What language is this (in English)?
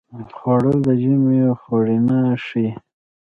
Pashto